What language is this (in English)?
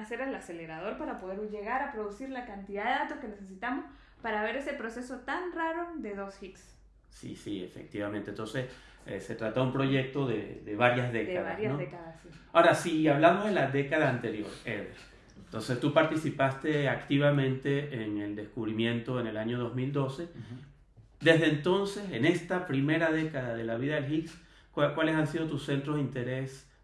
Spanish